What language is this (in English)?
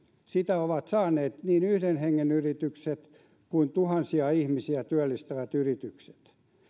Finnish